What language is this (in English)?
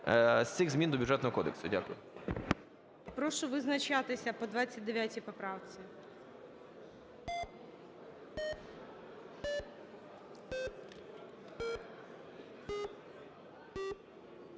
Ukrainian